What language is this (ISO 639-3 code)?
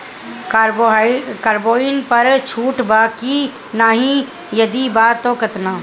bho